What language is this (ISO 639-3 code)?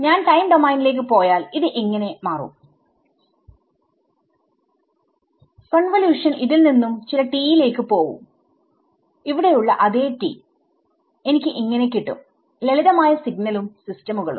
mal